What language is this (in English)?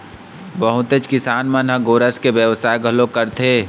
Chhattisgarhi